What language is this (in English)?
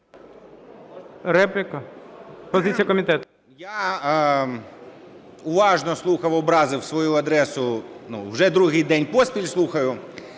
Ukrainian